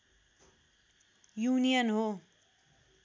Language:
Nepali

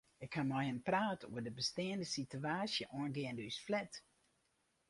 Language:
Western Frisian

